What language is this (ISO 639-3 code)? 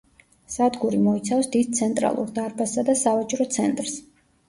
kat